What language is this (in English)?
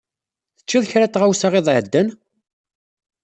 Kabyle